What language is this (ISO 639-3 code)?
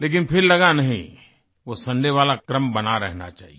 hin